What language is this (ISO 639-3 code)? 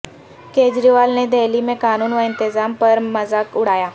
urd